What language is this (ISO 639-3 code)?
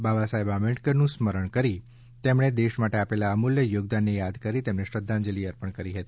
guj